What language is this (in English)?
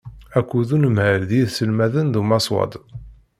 Kabyle